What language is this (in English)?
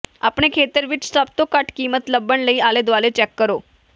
Punjabi